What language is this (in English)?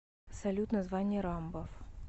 Russian